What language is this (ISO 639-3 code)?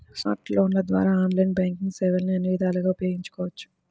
tel